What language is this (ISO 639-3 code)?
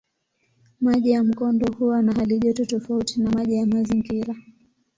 swa